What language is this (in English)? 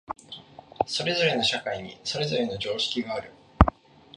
Japanese